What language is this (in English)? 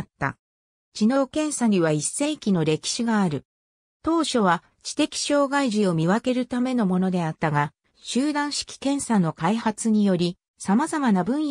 Japanese